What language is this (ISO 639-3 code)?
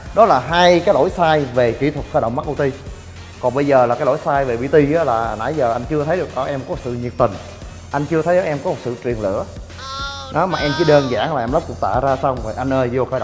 vie